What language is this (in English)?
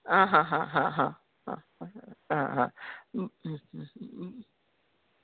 Konkani